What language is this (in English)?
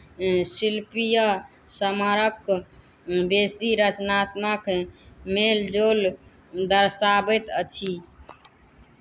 Maithili